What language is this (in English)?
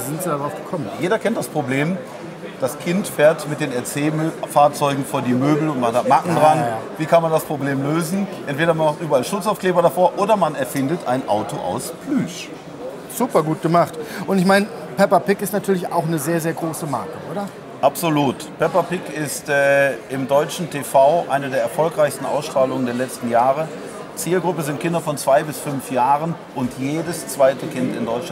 German